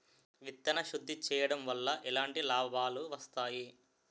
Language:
Telugu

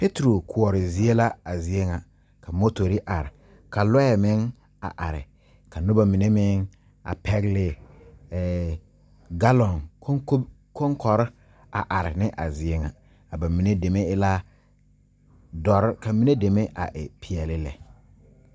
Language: Southern Dagaare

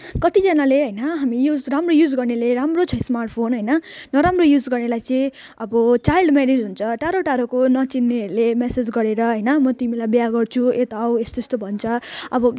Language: Nepali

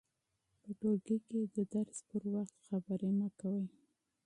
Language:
Pashto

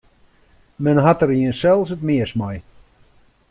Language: Western Frisian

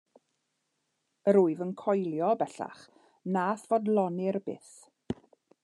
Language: Welsh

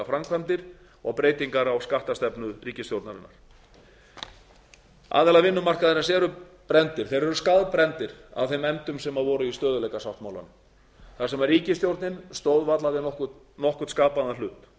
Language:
Icelandic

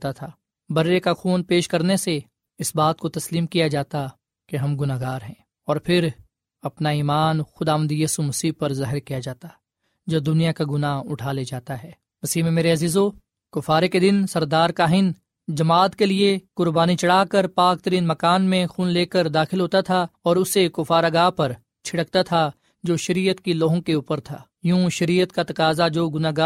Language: Urdu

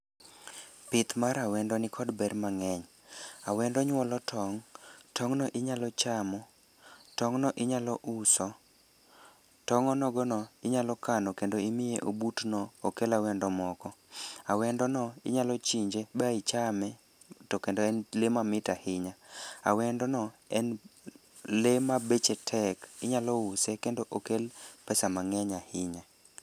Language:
Luo (Kenya and Tanzania)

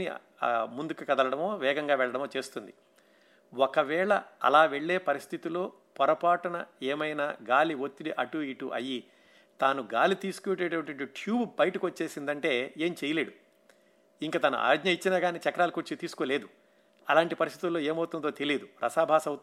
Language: Telugu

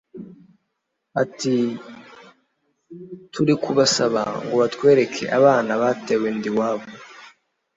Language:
Kinyarwanda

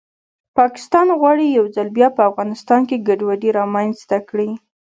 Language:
Pashto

